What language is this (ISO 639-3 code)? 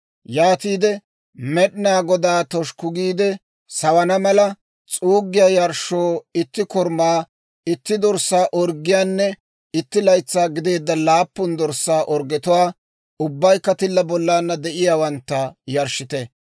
dwr